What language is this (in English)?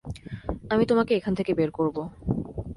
Bangla